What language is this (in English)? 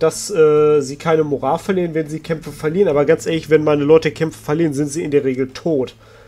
German